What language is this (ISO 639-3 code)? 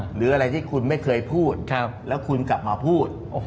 tha